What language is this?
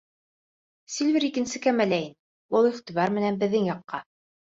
Bashkir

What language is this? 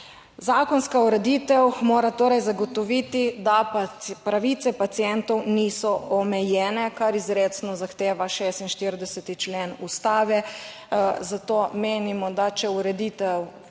Slovenian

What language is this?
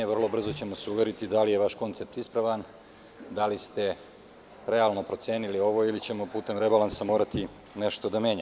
Serbian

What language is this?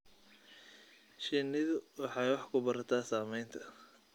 Somali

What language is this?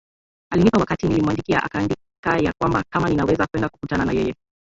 Swahili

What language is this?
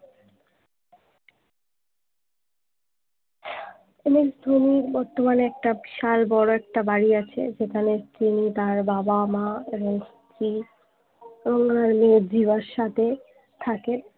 Bangla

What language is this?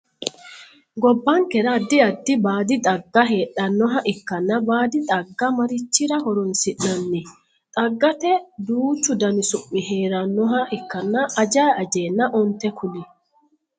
Sidamo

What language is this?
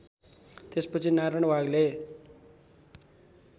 Nepali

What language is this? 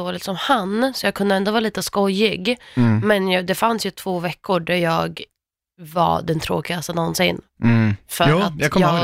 Swedish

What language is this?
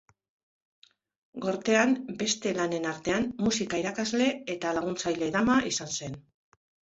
Basque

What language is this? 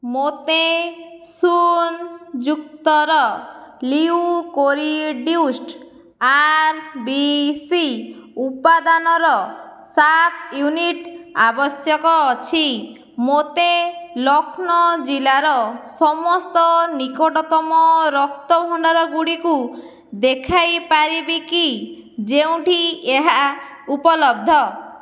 Odia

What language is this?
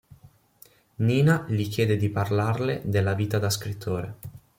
Italian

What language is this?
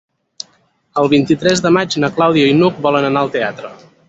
Catalan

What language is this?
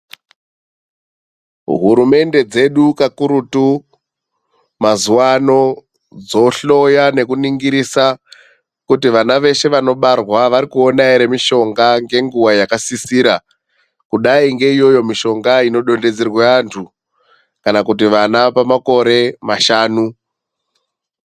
Ndau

